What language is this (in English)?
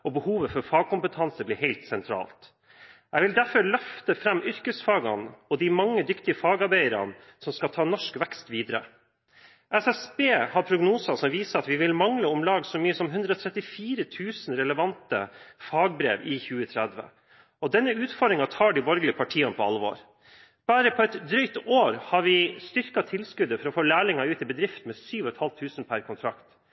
Norwegian Bokmål